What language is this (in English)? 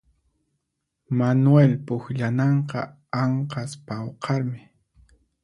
Puno Quechua